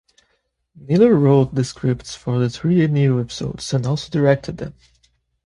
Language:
English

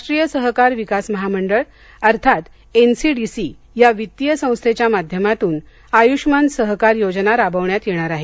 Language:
Marathi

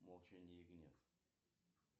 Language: Russian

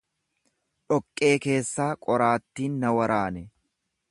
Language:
Oromo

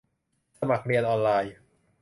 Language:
Thai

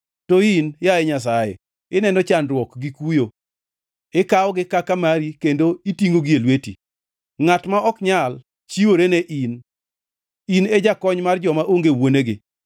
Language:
Luo (Kenya and Tanzania)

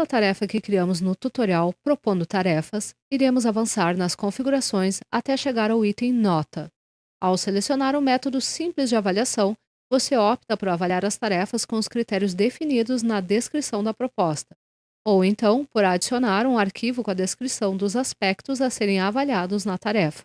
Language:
Portuguese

